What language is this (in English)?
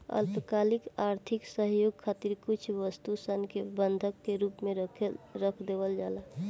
Bhojpuri